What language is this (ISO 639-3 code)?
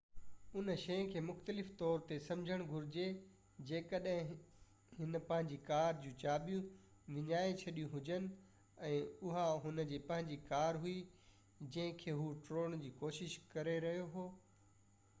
snd